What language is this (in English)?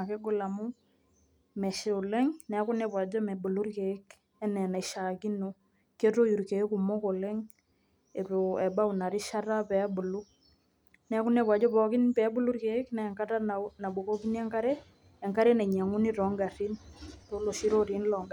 Masai